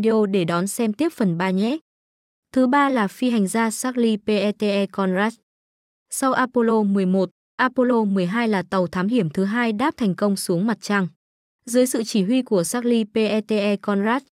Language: Vietnamese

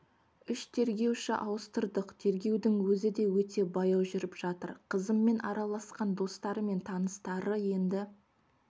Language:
Kazakh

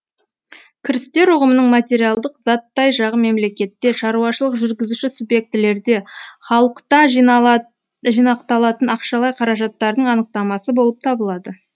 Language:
Kazakh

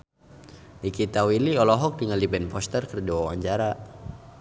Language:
Sundanese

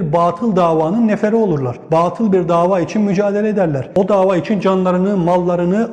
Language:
Turkish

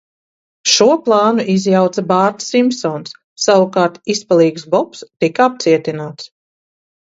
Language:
Latvian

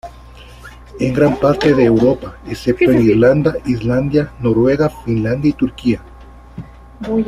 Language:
Spanish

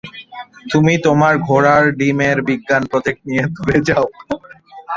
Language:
Bangla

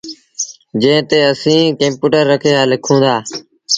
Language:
Sindhi Bhil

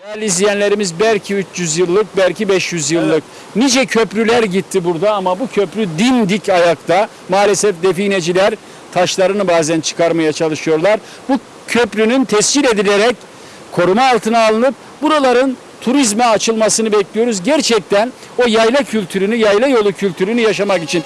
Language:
Turkish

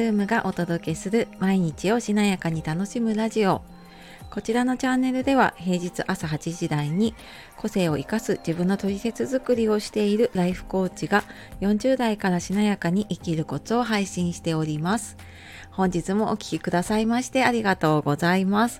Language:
Japanese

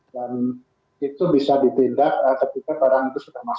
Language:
Indonesian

